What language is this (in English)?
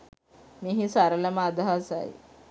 Sinhala